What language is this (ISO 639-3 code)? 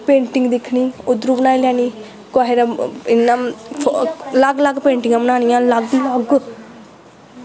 doi